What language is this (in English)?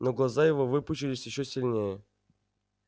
Russian